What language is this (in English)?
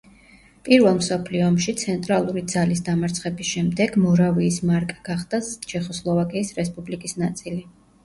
Georgian